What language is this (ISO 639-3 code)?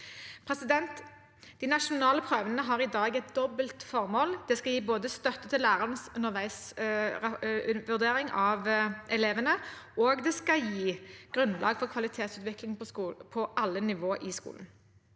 nor